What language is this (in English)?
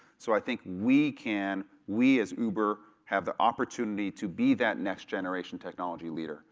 English